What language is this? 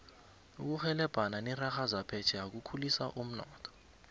South Ndebele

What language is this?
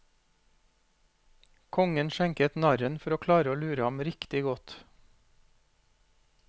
Norwegian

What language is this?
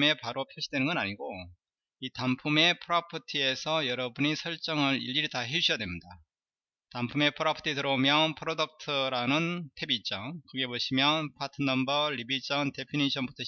Korean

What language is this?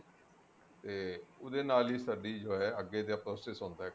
Punjabi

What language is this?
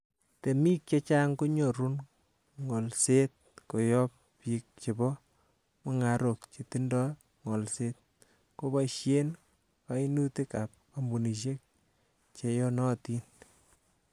Kalenjin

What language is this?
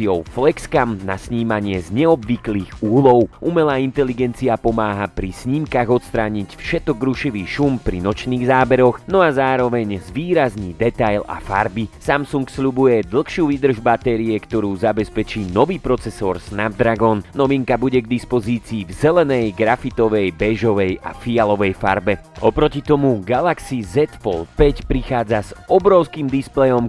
Slovak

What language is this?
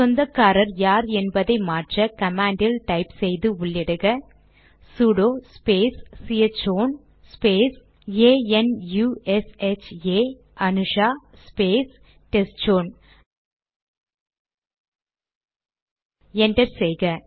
Tamil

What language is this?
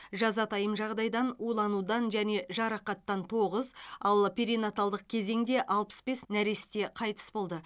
Kazakh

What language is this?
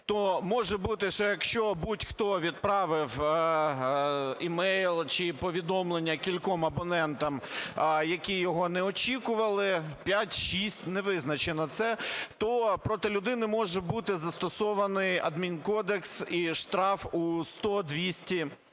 Ukrainian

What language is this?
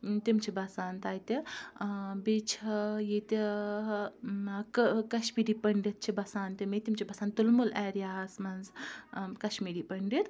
Kashmiri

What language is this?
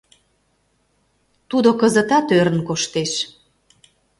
Mari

